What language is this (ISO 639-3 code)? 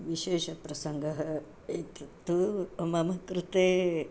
san